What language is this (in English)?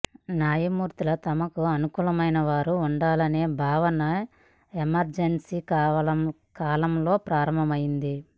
Telugu